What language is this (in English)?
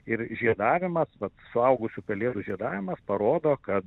Lithuanian